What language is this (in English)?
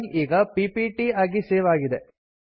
Kannada